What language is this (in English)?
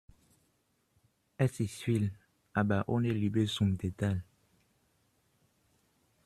German